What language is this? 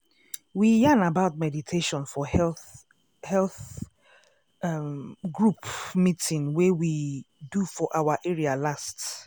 Nigerian Pidgin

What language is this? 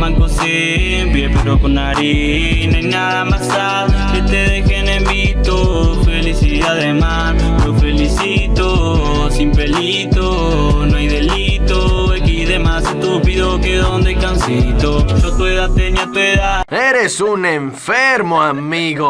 Spanish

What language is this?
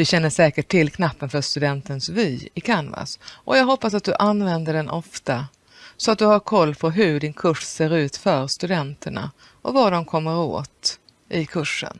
Swedish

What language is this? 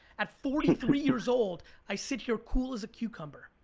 English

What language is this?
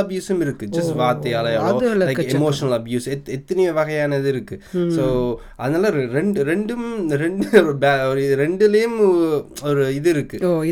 Tamil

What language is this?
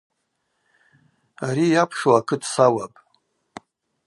Abaza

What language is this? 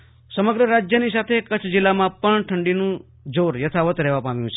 Gujarati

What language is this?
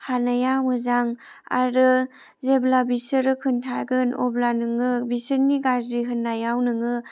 Bodo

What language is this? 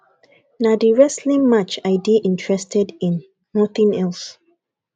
Nigerian Pidgin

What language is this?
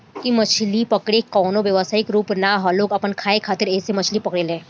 Bhojpuri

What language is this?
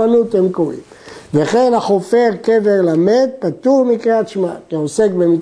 Hebrew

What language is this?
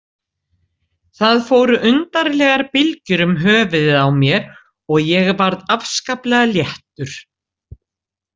Icelandic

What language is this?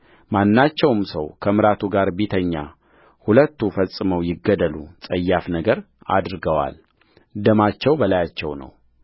Amharic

